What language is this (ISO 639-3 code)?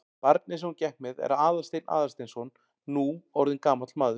isl